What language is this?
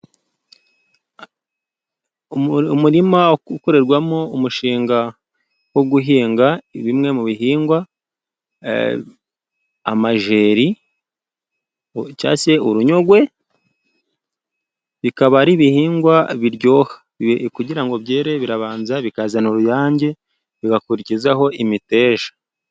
Kinyarwanda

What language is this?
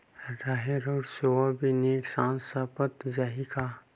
Chhattisgarhi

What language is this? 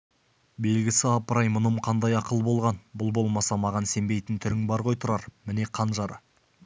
Kazakh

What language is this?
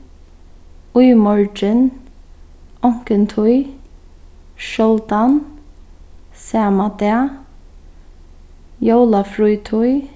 Faroese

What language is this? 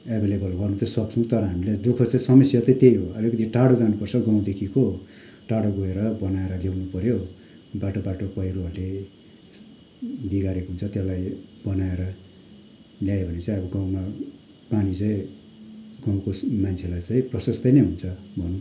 Nepali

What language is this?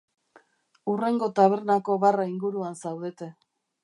Basque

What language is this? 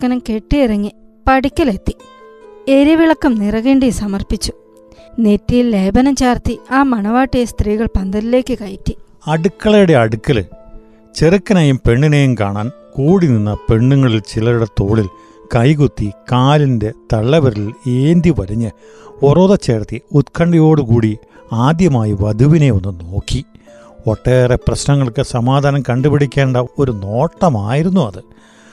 Malayalam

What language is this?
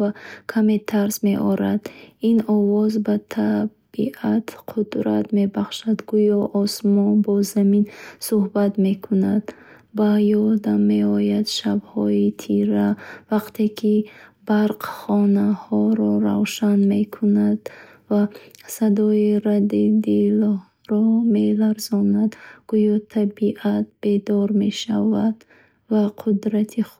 Bukharic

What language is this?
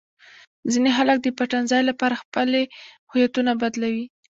Pashto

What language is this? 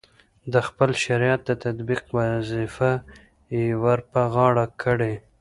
Pashto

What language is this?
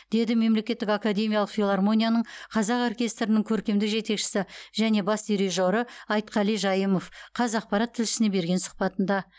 Kazakh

